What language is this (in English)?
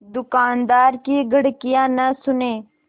Hindi